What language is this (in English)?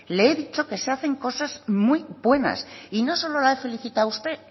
Spanish